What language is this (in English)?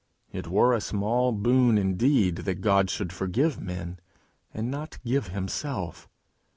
English